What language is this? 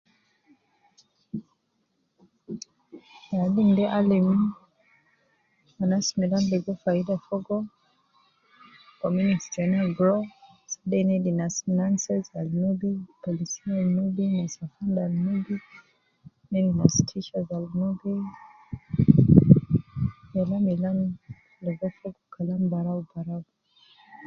Nubi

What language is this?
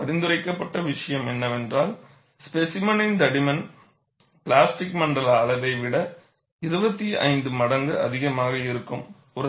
Tamil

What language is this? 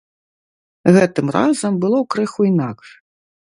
Belarusian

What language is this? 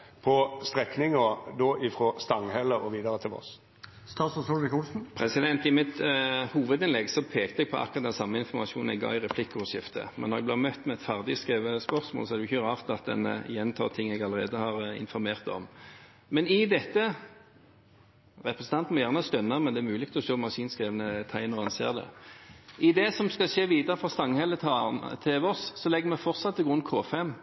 Norwegian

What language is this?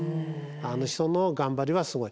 Japanese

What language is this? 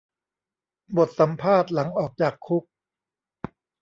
Thai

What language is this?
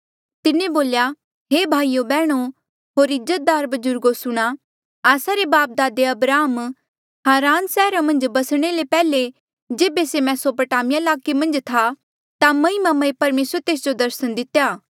Mandeali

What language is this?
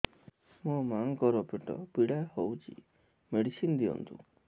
Odia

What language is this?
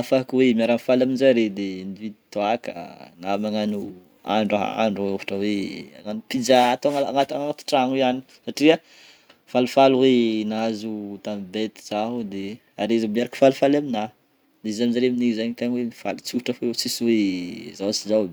Northern Betsimisaraka Malagasy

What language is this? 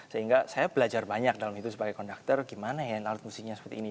Indonesian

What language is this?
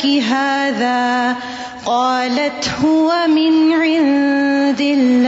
Urdu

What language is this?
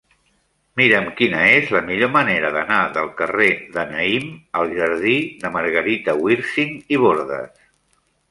Catalan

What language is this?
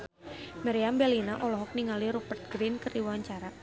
Sundanese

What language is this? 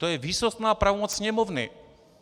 Czech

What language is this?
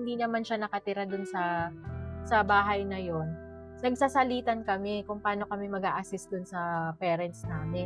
Filipino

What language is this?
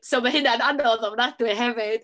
Welsh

